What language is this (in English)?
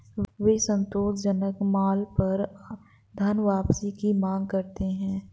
Hindi